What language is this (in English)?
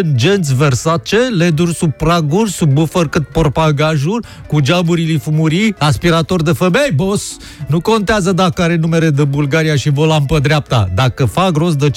Romanian